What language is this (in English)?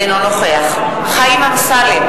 Hebrew